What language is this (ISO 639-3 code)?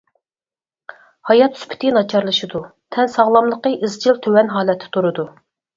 uig